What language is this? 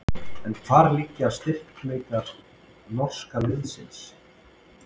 Icelandic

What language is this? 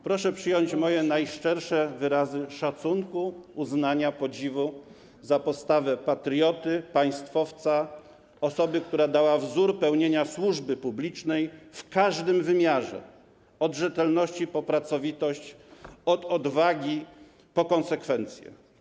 Polish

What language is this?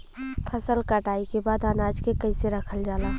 Bhojpuri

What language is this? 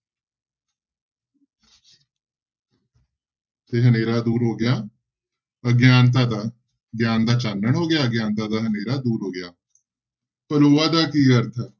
Punjabi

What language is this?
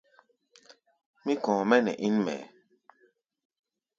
Gbaya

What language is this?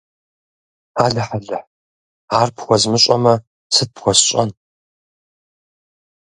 Kabardian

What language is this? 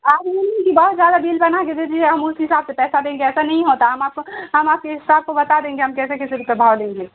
Urdu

